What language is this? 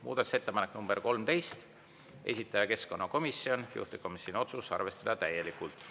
Estonian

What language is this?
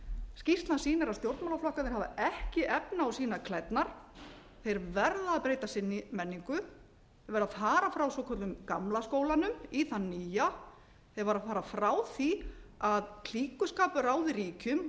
Icelandic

